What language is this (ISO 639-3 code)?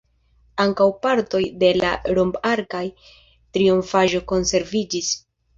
epo